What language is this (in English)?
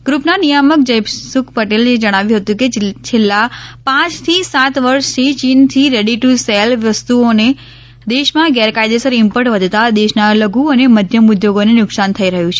Gujarati